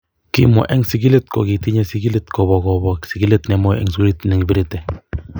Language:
Kalenjin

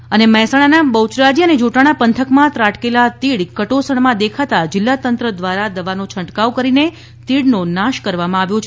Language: Gujarati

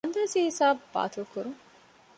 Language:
Divehi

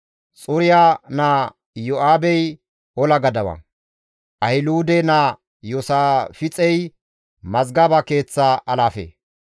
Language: Gamo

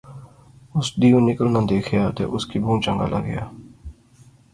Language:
Pahari-Potwari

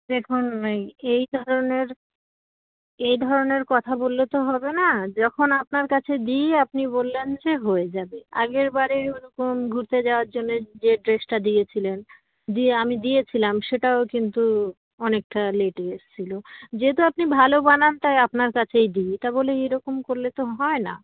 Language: Bangla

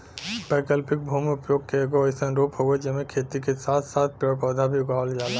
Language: Bhojpuri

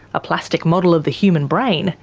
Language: English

